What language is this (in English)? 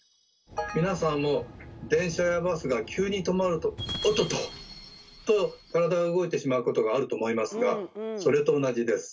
Japanese